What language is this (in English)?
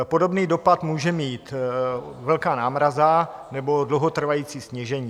Czech